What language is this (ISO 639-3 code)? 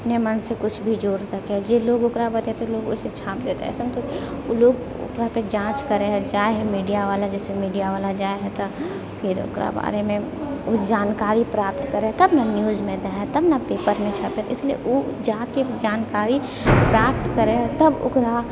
mai